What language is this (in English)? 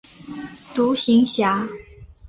Chinese